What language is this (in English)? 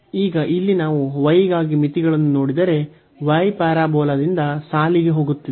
Kannada